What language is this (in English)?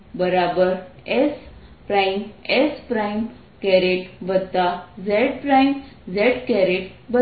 Gujarati